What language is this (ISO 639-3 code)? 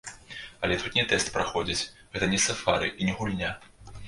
bel